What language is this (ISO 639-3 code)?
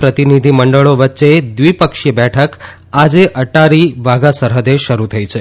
guj